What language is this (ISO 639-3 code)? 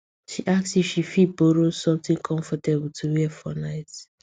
pcm